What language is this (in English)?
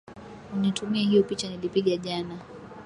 Swahili